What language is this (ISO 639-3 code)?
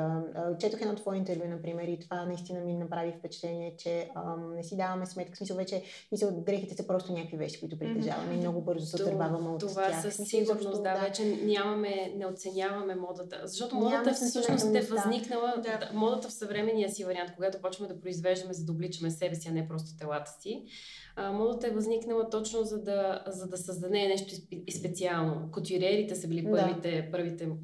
bul